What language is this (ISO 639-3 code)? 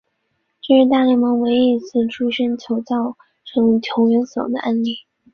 zho